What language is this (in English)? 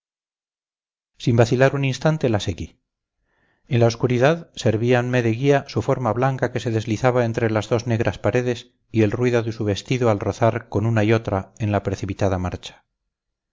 Spanish